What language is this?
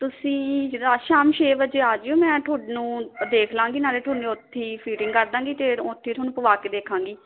Punjabi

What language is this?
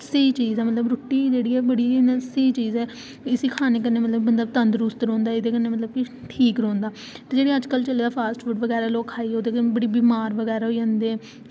Dogri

